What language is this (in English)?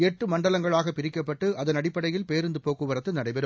Tamil